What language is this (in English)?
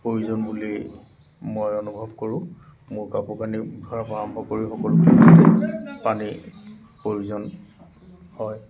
Assamese